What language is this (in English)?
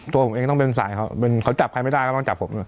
Thai